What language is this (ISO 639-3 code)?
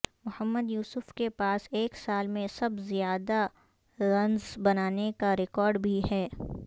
urd